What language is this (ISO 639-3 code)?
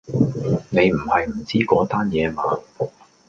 yue